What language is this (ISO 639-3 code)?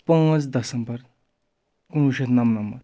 kas